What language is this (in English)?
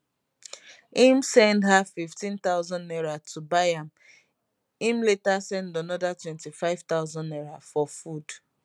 Nigerian Pidgin